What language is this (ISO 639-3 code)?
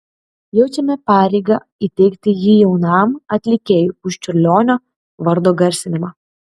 lit